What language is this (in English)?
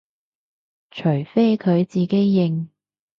Cantonese